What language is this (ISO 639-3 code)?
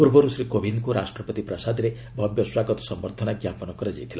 ori